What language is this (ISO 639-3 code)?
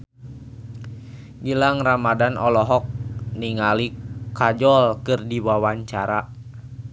sun